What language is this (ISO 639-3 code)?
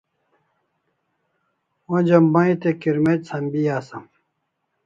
kls